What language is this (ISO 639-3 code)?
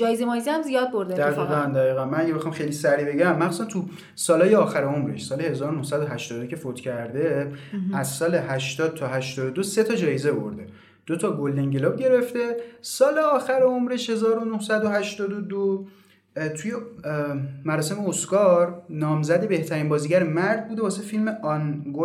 fas